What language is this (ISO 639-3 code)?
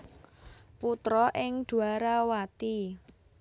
jav